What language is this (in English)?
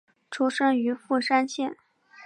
Chinese